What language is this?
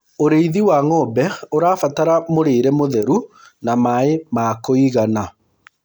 Kikuyu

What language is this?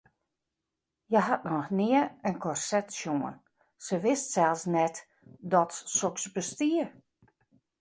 Western Frisian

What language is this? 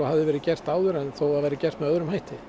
Icelandic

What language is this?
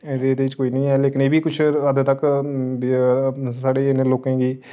Dogri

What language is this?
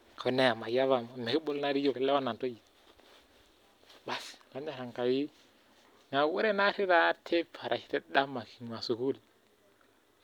Masai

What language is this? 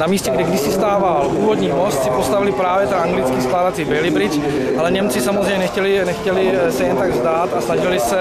Czech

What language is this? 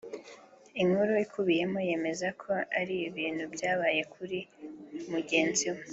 Kinyarwanda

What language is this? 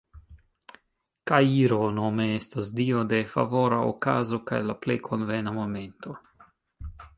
Esperanto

